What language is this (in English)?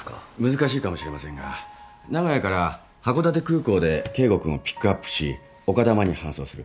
Japanese